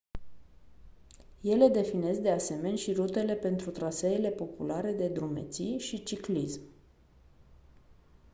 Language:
Romanian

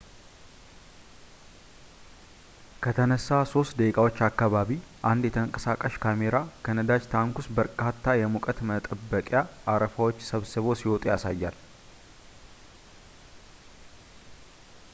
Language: Amharic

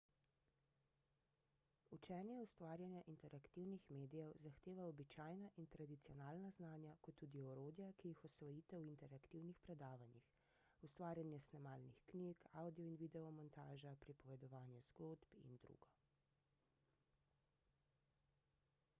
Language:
Slovenian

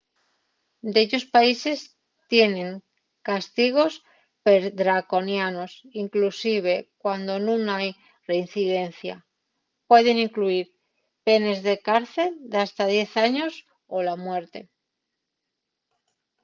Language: Asturian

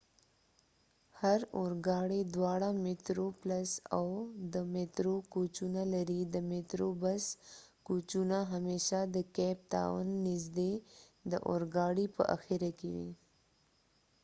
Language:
Pashto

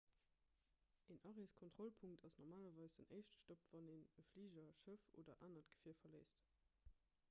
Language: Luxembourgish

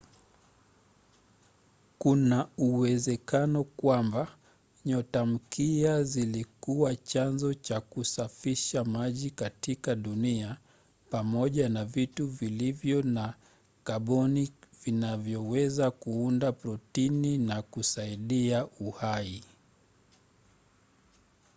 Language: Swahili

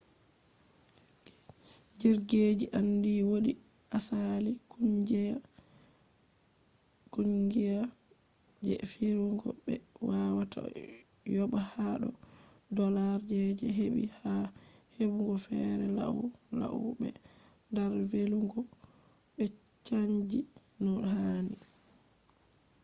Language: Fula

